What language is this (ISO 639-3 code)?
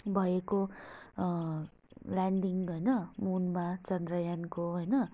nep